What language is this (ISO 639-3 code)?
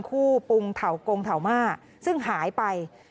tha